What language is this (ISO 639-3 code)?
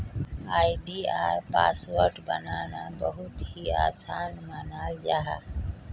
mag